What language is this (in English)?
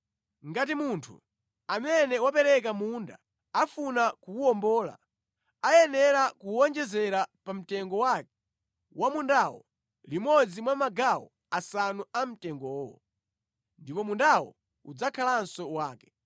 Nyanja